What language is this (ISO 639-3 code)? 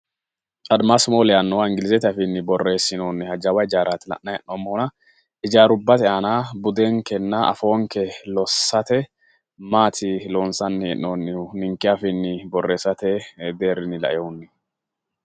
sid